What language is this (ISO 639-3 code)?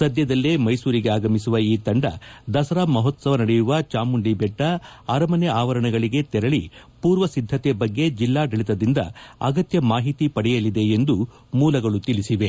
kan